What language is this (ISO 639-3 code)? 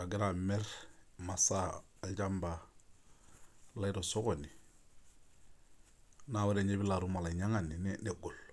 mas